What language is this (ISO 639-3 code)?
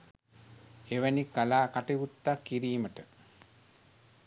sin